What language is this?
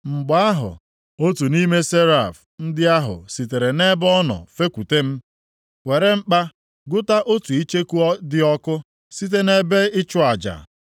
Igbo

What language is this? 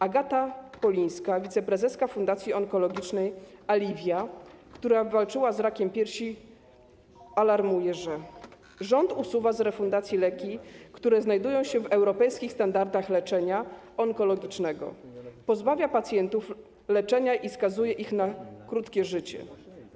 Polish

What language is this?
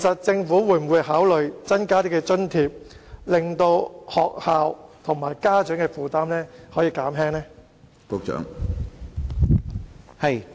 Cantonese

